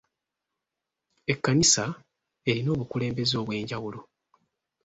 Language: Ganda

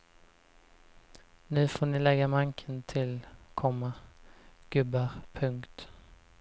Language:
Swedish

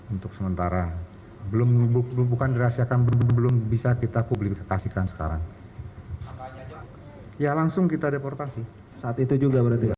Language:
Indonesian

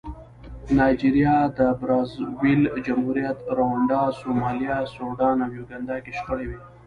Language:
Pashto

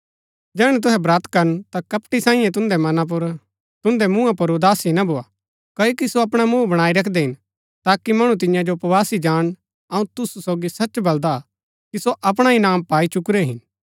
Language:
Gaddi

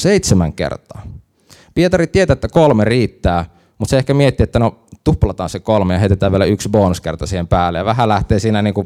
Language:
Finnish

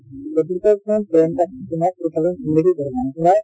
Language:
Assamese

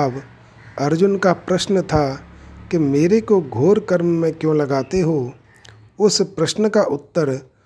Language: Hindi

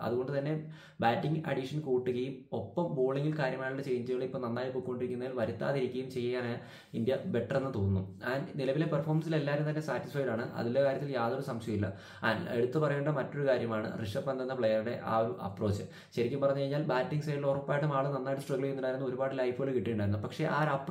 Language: Malayalam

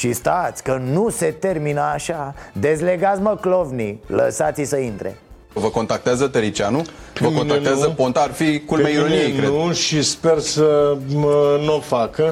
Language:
Romanian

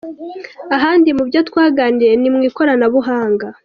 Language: Kinyarwanda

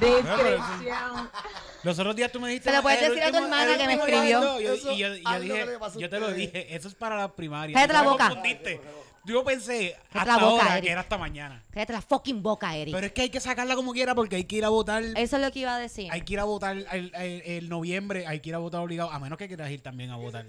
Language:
Spanish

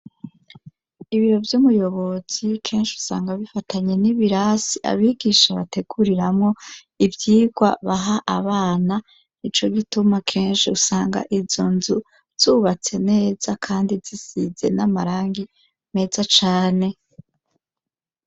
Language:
Rundi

